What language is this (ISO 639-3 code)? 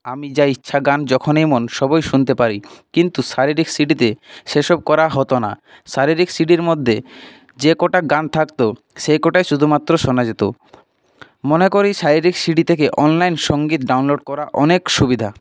ben